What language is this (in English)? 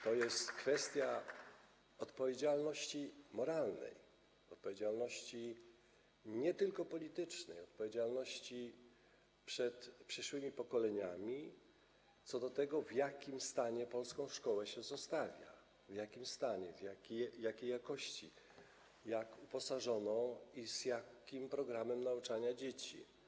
Polish